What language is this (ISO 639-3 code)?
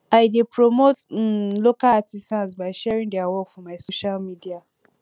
pcm